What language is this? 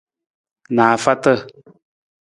Nawdm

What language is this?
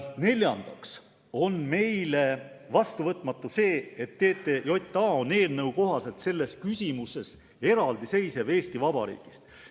Estonian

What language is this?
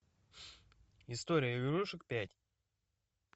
Russian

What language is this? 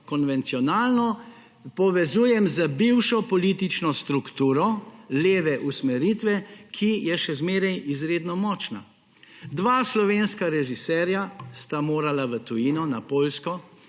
Slovenian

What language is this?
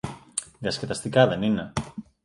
Greek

